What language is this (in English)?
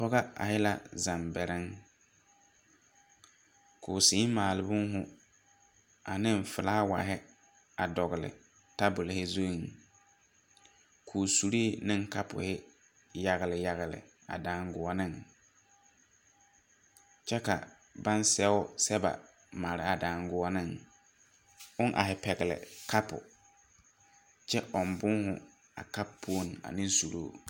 Southern Dagaare